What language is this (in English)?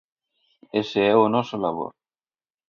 Galician